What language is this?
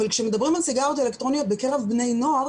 Hebrew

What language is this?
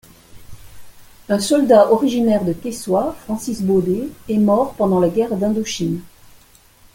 French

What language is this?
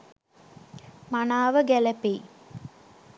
Sinhala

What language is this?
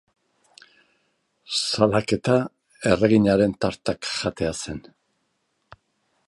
Basque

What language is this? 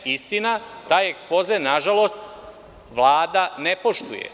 Serbian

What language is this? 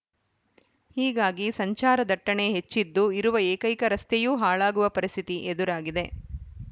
Kannada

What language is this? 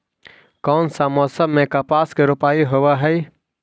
Magahi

